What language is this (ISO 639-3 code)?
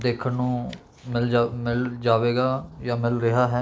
pan